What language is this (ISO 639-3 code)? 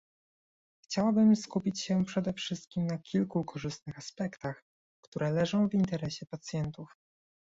pol